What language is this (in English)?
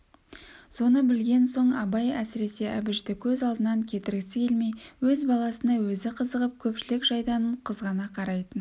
Kazakh